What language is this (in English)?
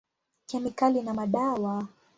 Swahili